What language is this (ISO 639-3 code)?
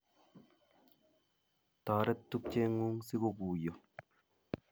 kln